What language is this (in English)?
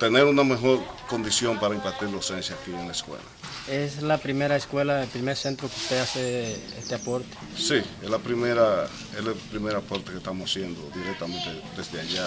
Spanish